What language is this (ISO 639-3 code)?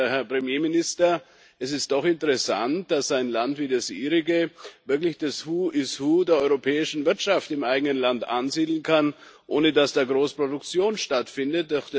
deu